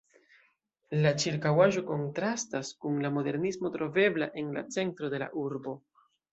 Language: Esperanto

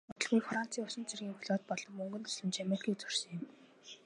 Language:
Mongolian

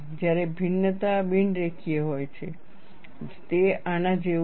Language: Gujarati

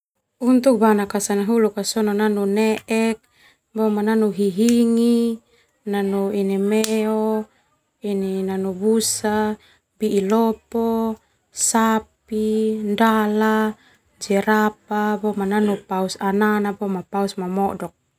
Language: Termanu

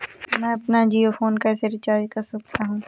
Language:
Hindi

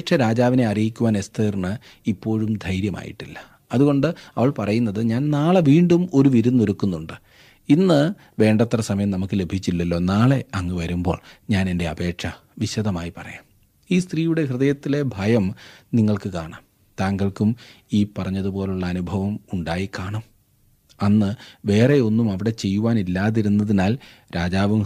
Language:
Malayalam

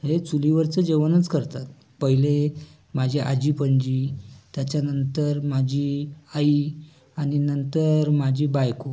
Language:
Marathi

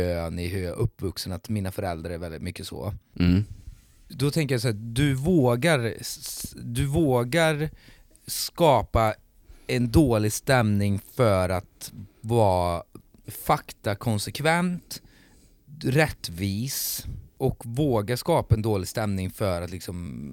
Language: Swedish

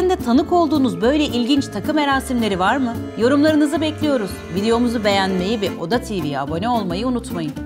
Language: Turkish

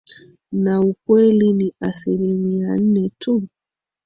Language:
Swahili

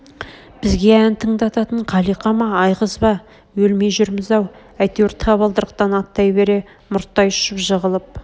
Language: Kazakh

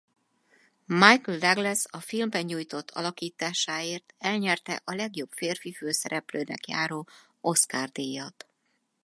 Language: Hungarian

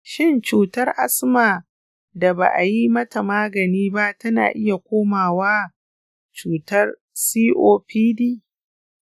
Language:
Hausa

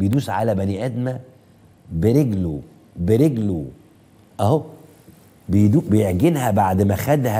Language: Arabic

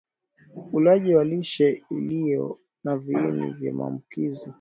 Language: Swahili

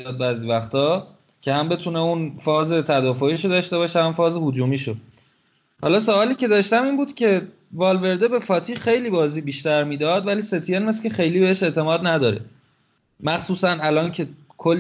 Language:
Persian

